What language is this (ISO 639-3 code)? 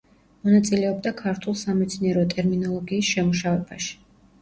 kat